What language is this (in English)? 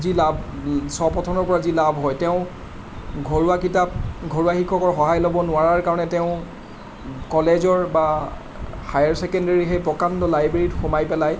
Assamese